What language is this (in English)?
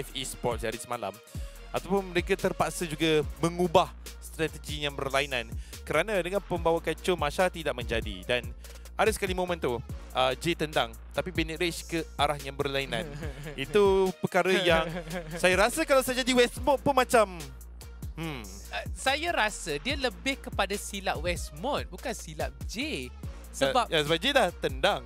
Malay